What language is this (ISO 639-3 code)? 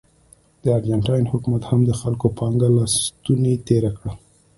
pus